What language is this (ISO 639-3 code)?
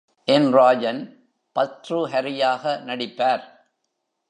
tam